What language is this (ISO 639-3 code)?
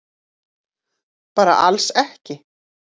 isl